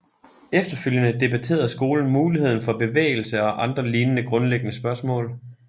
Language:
Danish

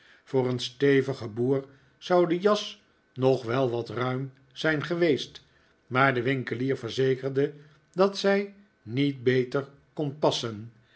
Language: Dutch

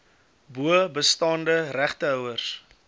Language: Afrikaans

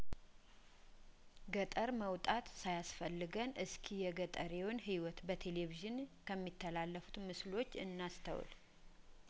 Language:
Amharic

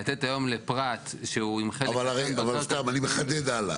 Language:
Hebrew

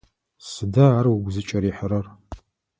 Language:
Adyghe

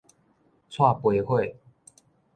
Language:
Min Nan Chinese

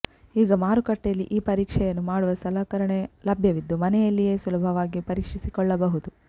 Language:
Kannada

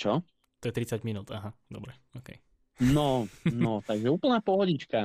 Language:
Slovak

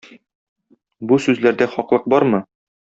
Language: Tatar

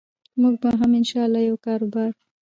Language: Pashto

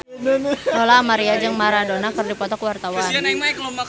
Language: Sundanese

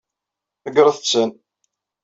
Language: Kabyle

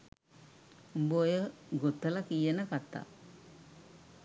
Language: Sinhala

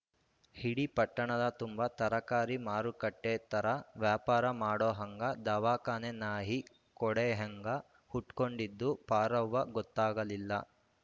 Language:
Kannada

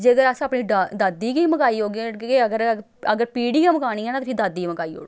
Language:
Dogri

